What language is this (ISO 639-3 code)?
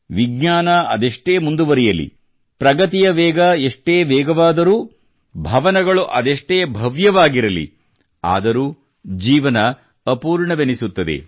kan